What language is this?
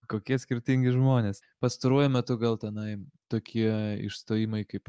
Lithuanian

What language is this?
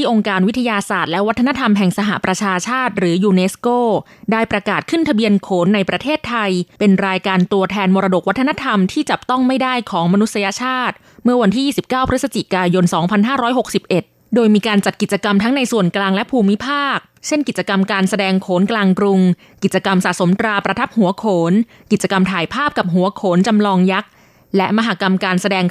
Thai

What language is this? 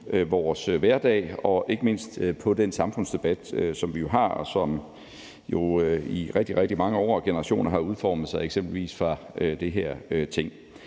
Danish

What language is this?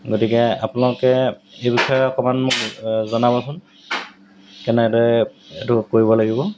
Assamese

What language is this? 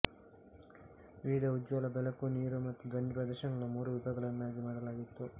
Kannada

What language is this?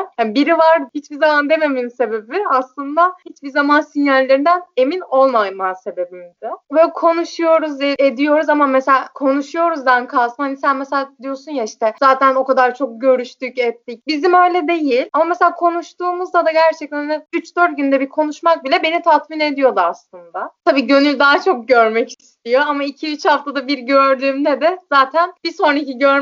Turkish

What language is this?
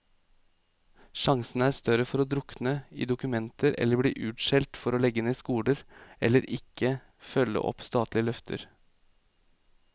Norwegian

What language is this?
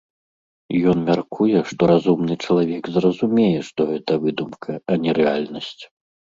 Belarusian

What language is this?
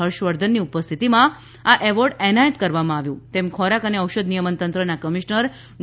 Gujarati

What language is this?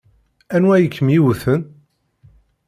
Kabyle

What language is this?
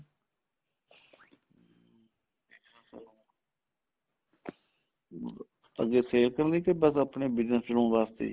Punjabi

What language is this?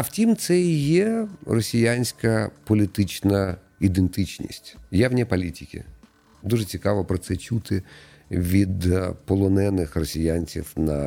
Ukrainian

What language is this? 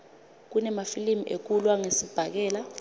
Swati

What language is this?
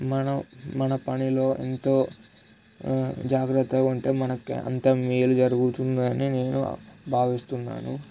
Telugu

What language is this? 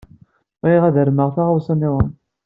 Kabyle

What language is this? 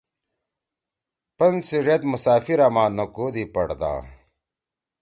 Torwali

